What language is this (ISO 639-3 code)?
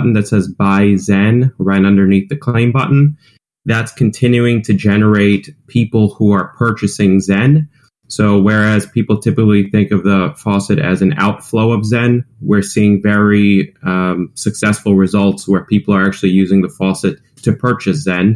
eng